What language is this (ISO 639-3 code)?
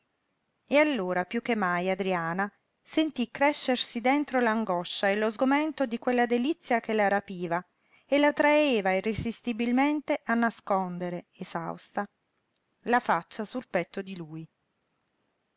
ita